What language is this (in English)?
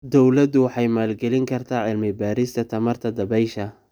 Somali